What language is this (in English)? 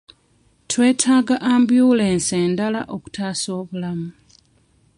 Ganda